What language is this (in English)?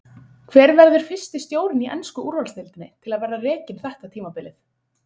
Icelandic